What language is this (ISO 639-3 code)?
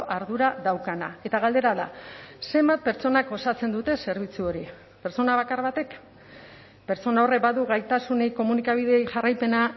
eus